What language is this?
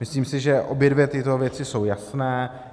Czech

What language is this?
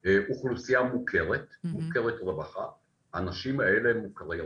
Hebrew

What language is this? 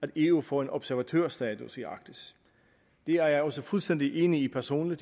Danish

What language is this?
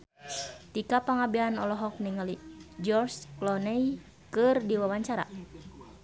Sundanese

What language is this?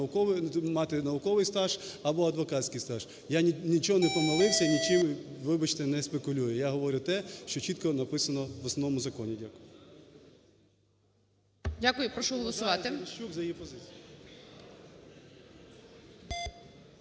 Ukrainian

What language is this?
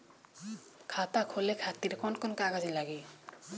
Bhojpuri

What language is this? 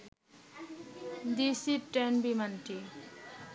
Bangla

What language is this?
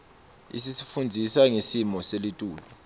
Swati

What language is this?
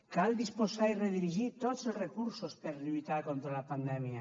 Catalan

